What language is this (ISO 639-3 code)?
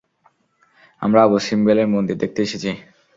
ben